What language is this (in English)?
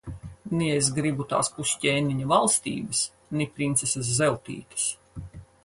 Latvian